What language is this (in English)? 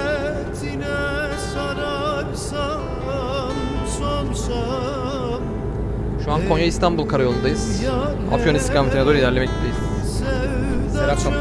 Turkish